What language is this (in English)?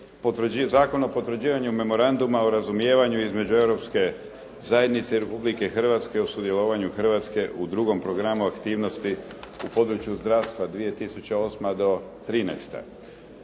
Croatian